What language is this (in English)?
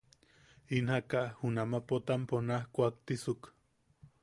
Yaqui